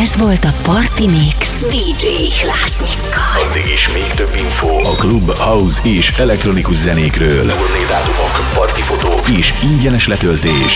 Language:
Hungarian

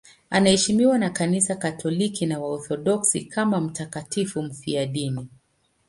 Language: Swahili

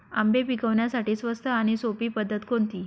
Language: Marathi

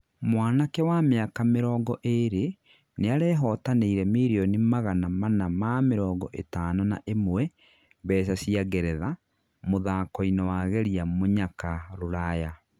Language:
Kikuyu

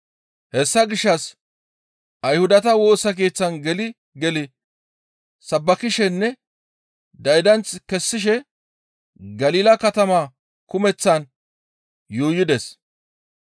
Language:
Gamo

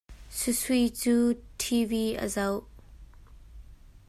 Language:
Hakha Chin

